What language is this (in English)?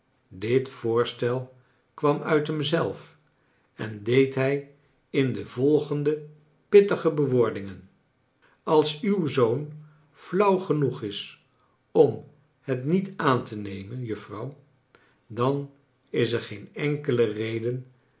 Dutch